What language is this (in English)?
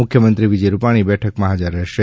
Gujarati